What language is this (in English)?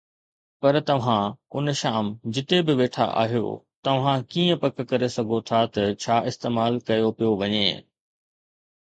Sindhi